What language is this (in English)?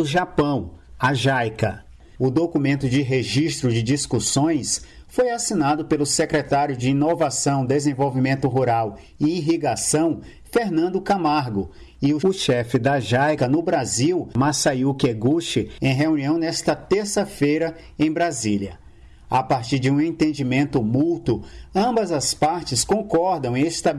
Portuguese